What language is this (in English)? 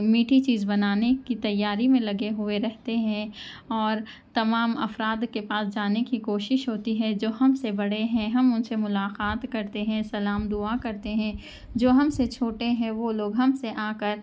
Urdu